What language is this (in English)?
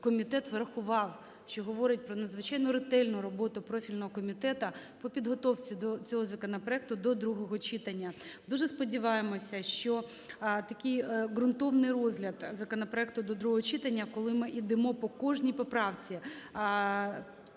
Ukrainian